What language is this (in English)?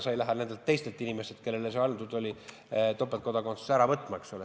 Estonian